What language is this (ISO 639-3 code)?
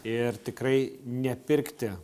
lit